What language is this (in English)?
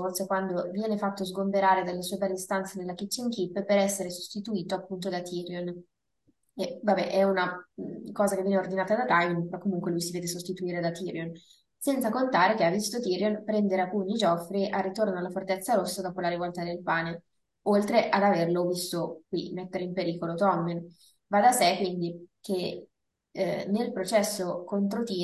Italian